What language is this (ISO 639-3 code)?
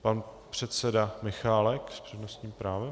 ces